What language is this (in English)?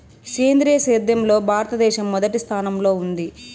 Telugu